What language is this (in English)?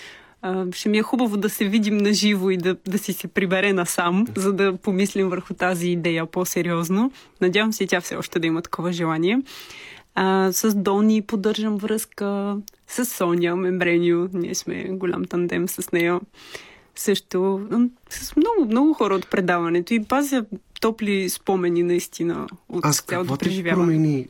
Bulgarian